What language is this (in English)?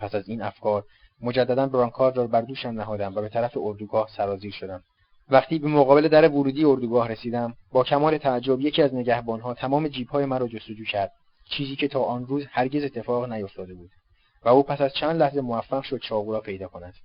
Persian